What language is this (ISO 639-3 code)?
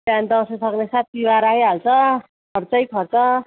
nep